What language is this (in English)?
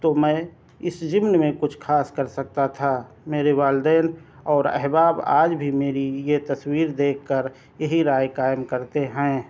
Urdu